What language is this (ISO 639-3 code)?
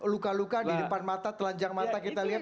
ind